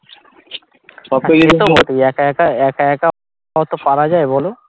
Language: Bangla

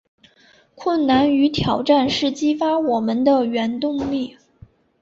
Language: Chinese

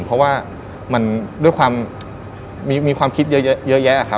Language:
Thai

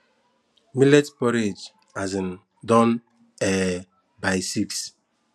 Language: Nigerian Pidgin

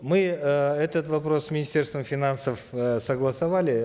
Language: Kazakh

